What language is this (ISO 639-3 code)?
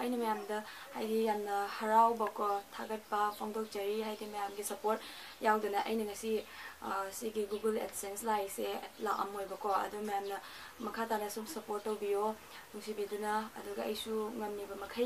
ind